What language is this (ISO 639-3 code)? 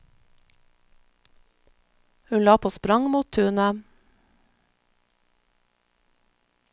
nor